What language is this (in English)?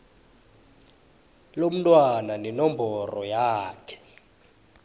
South Ndebele